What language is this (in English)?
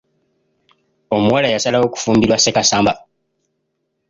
Ganda